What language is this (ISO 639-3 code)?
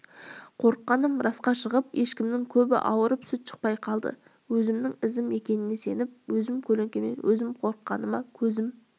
kaz